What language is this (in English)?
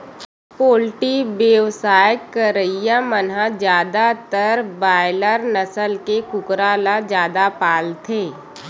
Chhattisgarhi